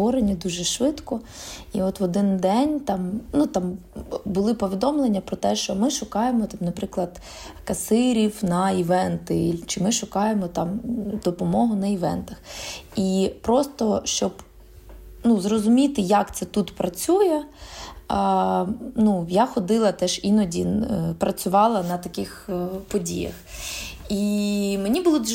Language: Ukrainian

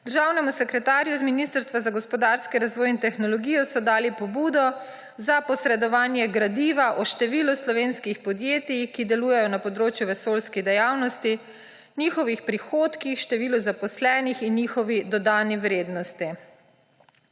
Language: Slovenian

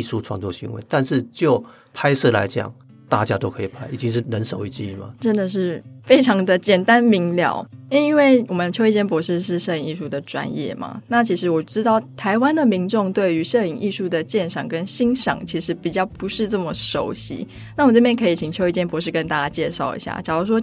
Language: Chinese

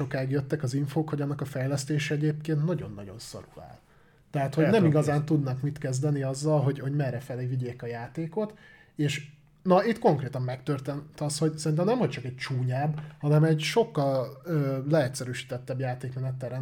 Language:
Hungarian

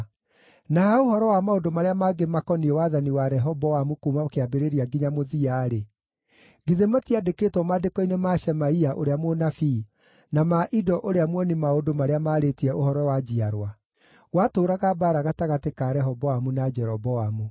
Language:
Kikuyu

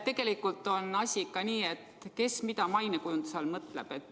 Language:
Estonian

